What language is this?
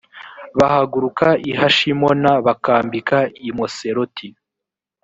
Kinyarwanda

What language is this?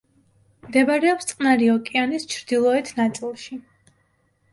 Georgian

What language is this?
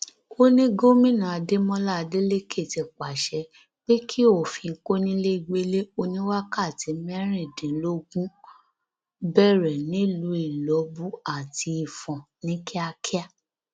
Yoruba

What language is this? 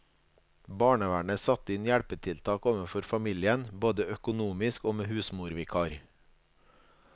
Norwegian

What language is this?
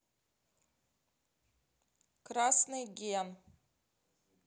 Russian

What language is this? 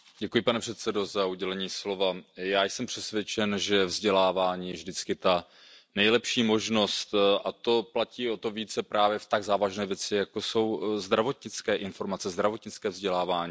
Czech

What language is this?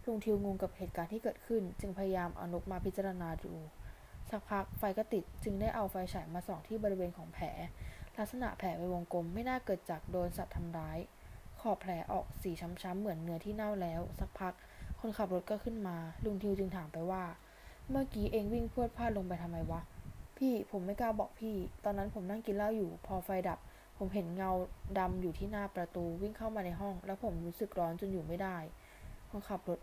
Thai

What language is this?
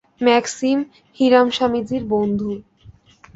Bangla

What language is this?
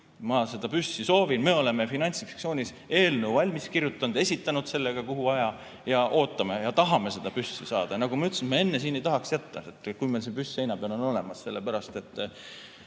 Estonian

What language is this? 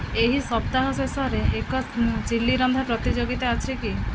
Odia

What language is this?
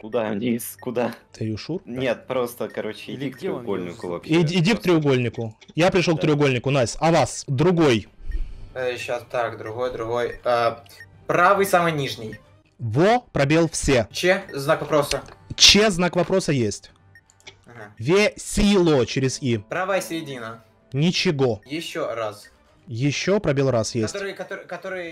Russian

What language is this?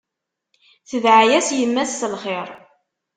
Kabyle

